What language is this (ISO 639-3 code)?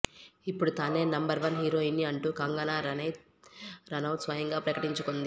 tel